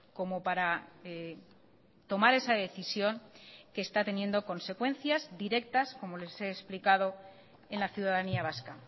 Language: Spanish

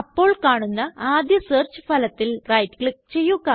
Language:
Malayalam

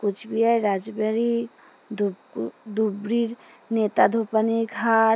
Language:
Bangla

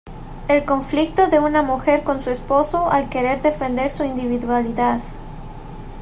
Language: Spanish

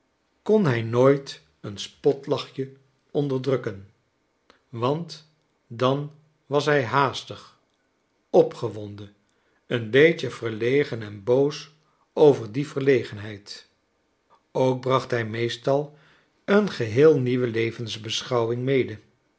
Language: Dutch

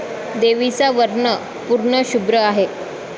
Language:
Marathi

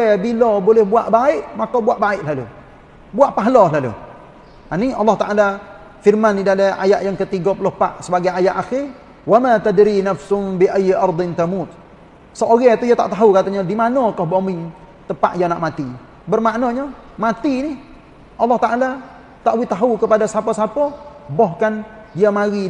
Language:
Malay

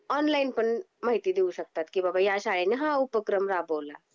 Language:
Marathi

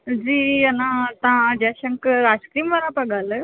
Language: Sindhi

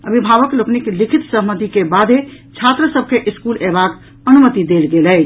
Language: Maithili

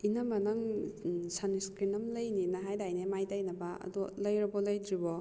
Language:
Manipuri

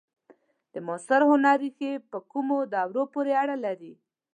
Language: Pashto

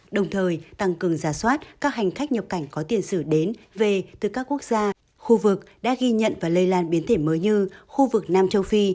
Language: Vietnamese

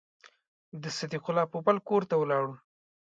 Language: Pashto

